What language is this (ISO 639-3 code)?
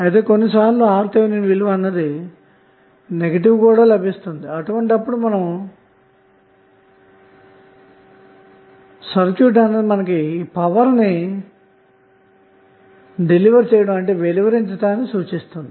tel